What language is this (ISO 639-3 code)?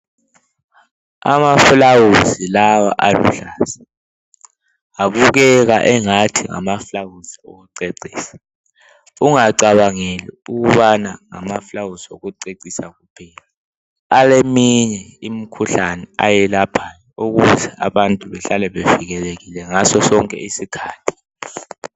nde